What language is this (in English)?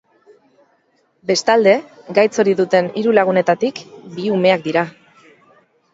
Basque